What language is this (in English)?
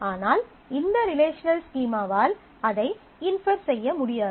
Tamil